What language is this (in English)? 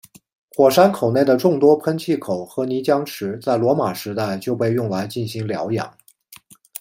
Chinese